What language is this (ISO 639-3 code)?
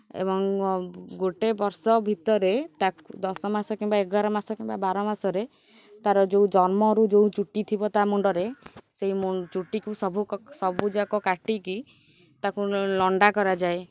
ori